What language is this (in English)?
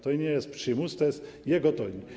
Polish